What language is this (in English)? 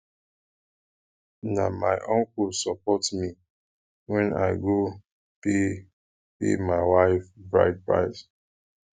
Nigerian Pidgin